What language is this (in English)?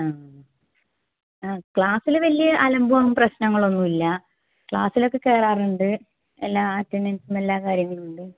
Malayalam